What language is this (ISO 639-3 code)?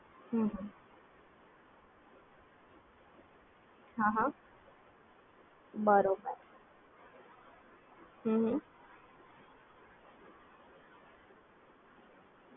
guj